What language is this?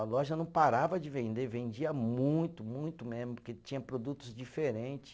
Portuguese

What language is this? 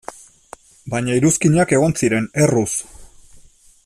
Basque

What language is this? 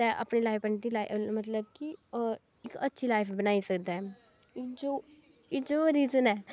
Dogri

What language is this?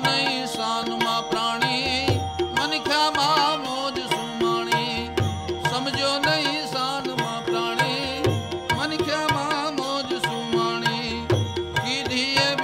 Hindi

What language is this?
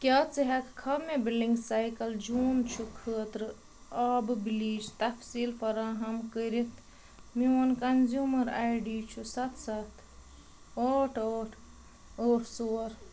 Kashmiri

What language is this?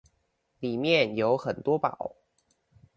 Chinese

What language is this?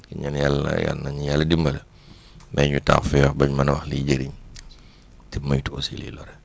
Wolof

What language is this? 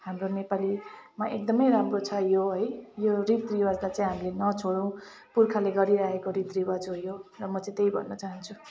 Nepali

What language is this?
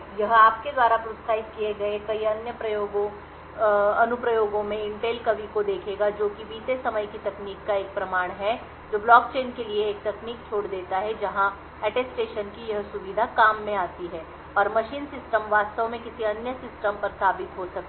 Hindi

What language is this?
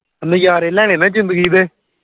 Punjabi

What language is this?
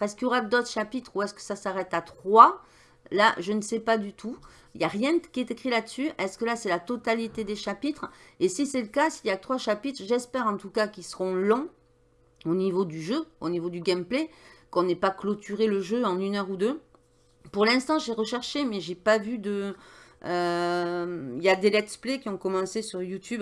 French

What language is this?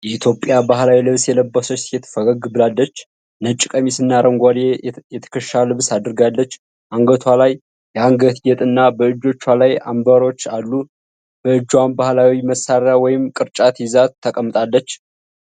Amharic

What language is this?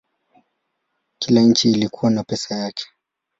Swahili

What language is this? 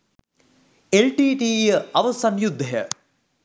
Sinhala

